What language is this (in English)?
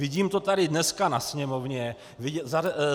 Czech